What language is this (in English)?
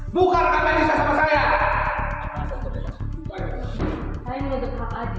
Indonesian